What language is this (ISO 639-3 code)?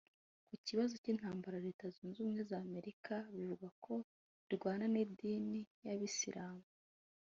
kin